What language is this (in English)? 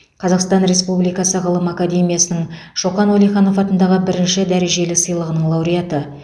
Kazakh